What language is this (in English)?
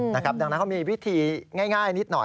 Thai